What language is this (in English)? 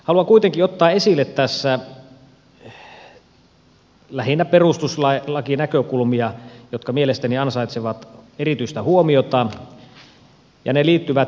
Finnish